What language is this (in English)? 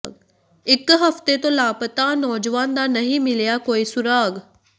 Punjabi